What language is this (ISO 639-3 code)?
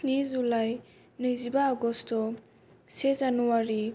brx